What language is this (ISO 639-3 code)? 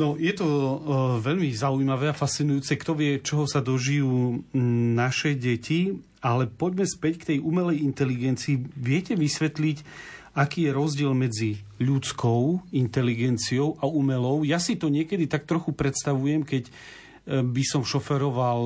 slk